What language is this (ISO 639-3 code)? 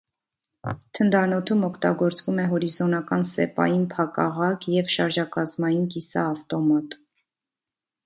hye